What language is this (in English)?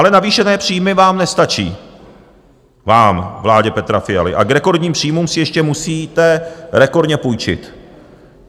Czech